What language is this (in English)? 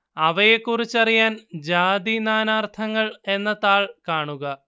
Malayalam